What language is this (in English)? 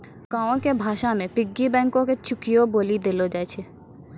Maithili